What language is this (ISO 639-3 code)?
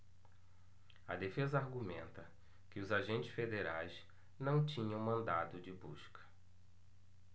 por